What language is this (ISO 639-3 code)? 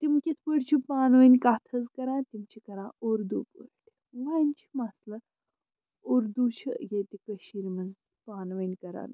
kas